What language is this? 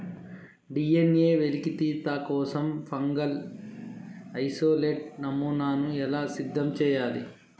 Telugu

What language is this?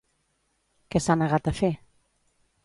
Catalan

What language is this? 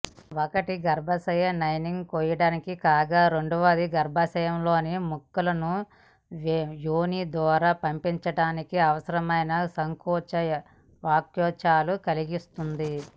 Telugu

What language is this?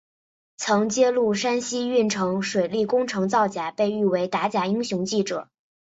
Chinese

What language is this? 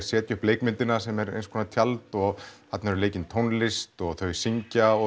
Icelandic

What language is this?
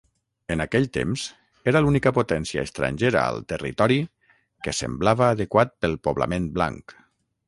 Catalan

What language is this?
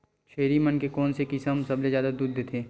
Chhattisgarhi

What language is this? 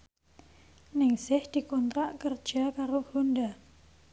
Javanese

